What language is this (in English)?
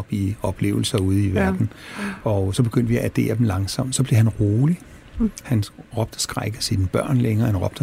Danish